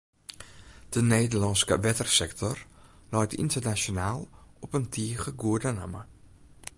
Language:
Western Frisian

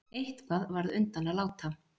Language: Icelandic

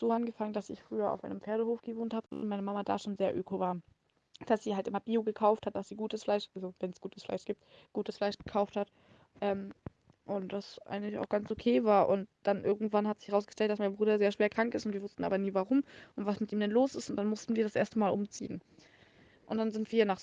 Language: German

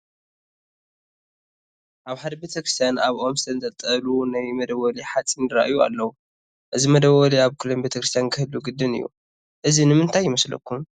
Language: Tigrinya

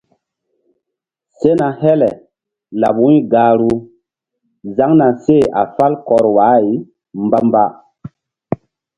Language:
Mbum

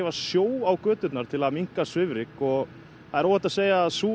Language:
Icelandic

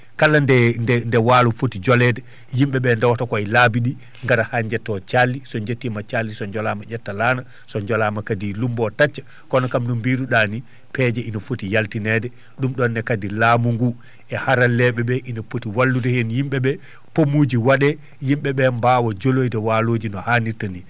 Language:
Fula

